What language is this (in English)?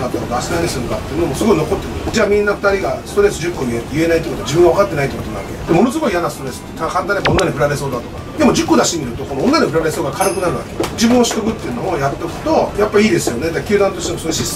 Japanese